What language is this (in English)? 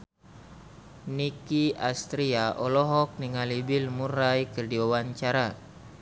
Sundanese